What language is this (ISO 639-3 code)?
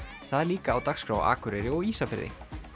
isl